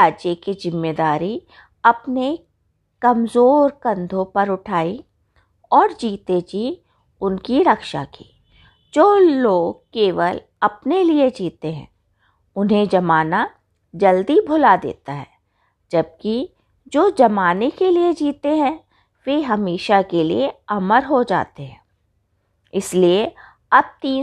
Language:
Hindi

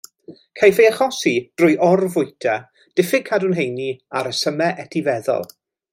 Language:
Welsh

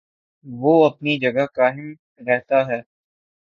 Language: Urdu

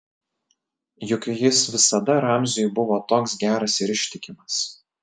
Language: Lithuanian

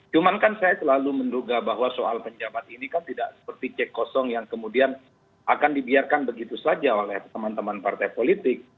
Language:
Indonesian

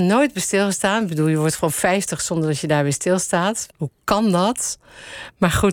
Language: Dutch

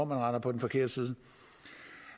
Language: Danish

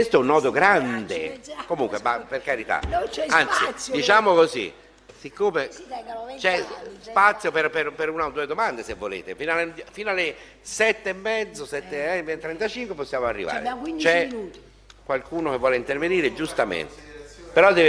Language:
Italian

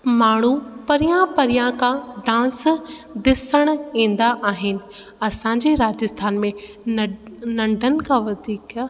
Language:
Sindhi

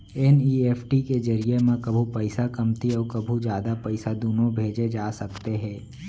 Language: Chhattisgarhi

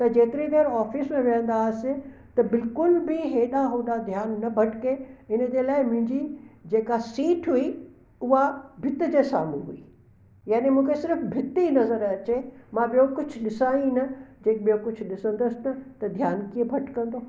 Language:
Sindhi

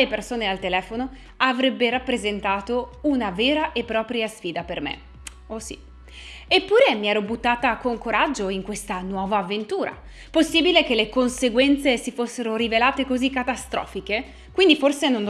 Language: Italian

